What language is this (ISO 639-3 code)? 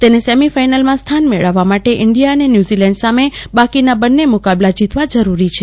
guj